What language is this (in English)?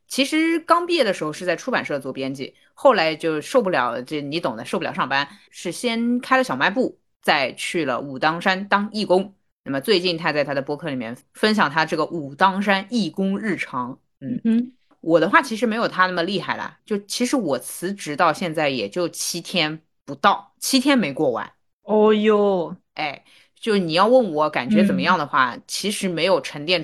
Chinese